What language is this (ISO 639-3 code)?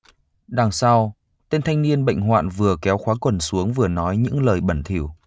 vie